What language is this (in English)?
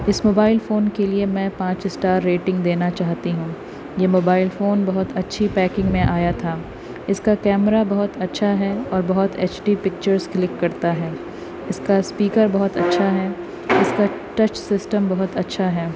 Urdu